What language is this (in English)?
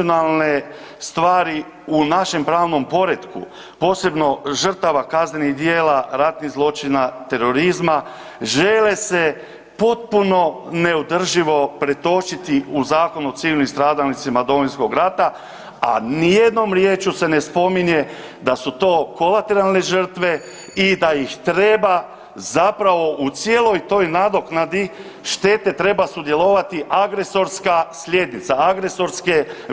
Croatian